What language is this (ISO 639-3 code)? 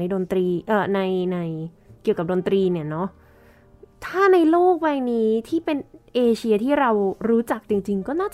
tha